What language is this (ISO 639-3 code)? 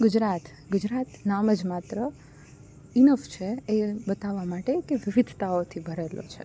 guj